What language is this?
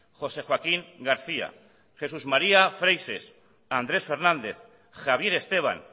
Basque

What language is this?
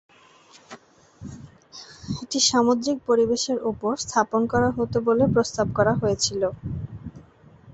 Bangla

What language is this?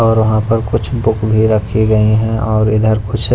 Hindi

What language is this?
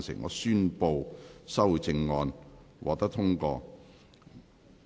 Cantonese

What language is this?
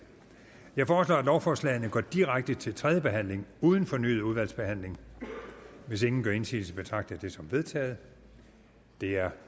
Danish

